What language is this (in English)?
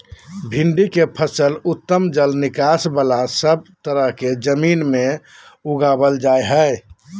Magahi